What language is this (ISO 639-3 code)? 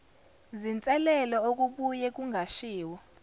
zul